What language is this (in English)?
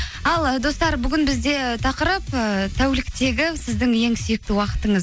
Kazakh